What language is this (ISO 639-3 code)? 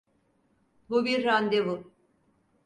tur